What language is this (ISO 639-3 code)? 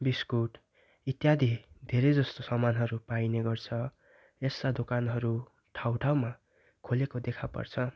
nep